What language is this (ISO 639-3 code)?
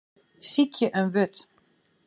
fry